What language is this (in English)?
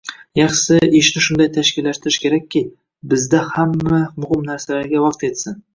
Uzbek